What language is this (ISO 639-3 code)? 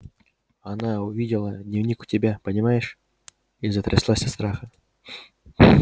rus